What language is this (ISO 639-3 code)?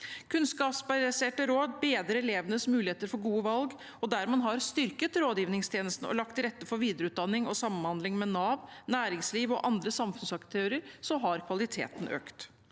nor